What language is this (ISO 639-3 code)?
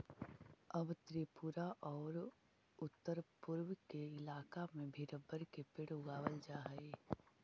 mag